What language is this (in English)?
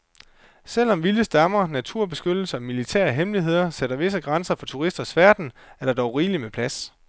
Danish